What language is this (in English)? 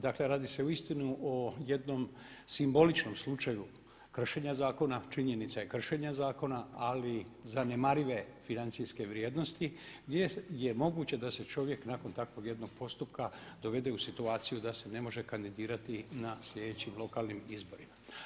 Croatian